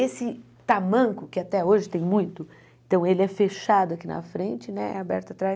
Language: Portuguese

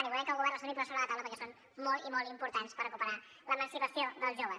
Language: Catalan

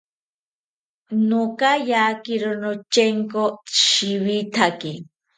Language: South Ucayali Ashéninka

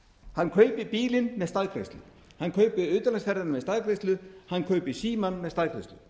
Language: Icelandic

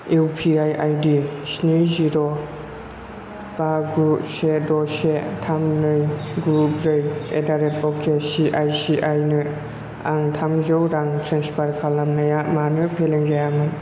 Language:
Bodo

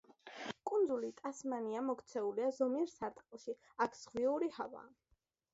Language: Georgian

